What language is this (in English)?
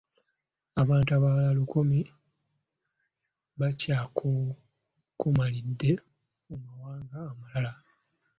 Ganda